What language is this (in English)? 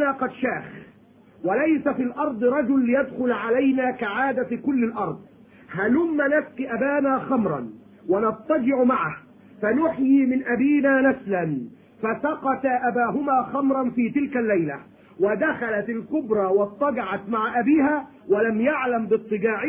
Arabic